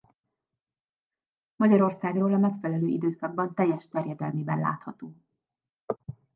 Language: Hungarian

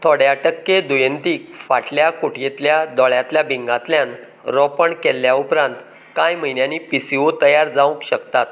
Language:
Konkani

